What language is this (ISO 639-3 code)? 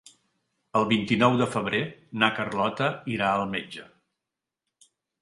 cat